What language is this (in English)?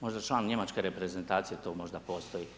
Croatian